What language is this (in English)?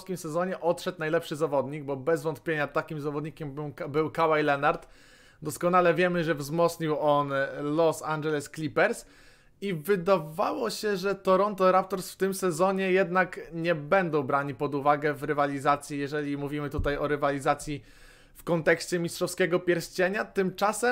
Polish